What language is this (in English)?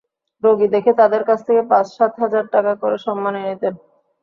Bangla